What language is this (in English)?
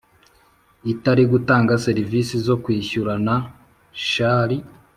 Kinyarwanda